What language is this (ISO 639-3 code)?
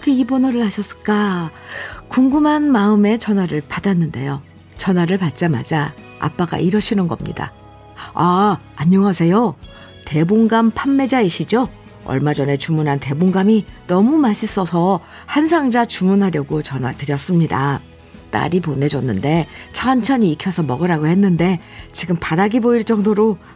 kor